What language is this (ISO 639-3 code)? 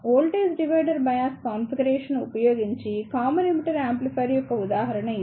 tel